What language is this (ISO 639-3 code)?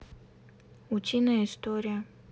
rus